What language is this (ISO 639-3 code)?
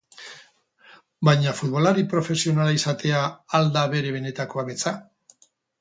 eus